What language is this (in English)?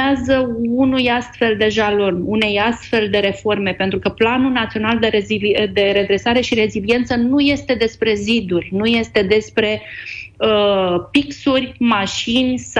Romanian